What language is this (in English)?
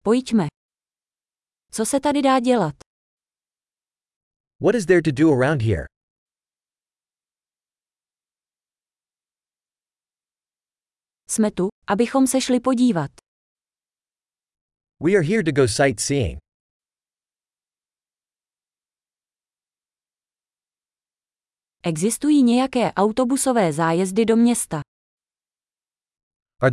Czech